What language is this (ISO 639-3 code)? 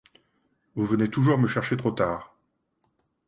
fra